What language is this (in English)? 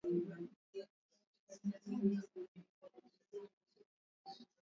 Swahili